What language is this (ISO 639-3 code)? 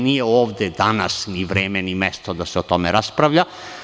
srp